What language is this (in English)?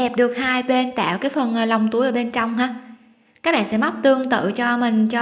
Vietnamese